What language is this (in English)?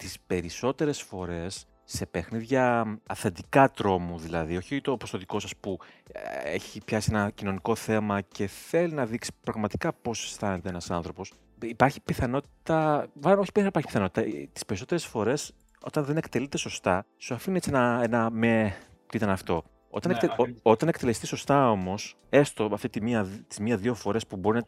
Greek